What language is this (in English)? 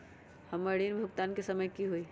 Magahi